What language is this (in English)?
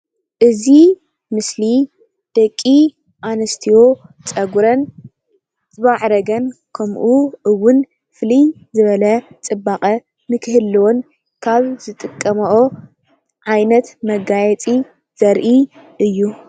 Tigrinya